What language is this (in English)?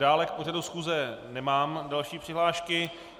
Czech